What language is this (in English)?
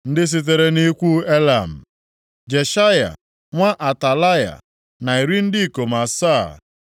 Igbo